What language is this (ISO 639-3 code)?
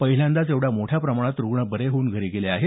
mar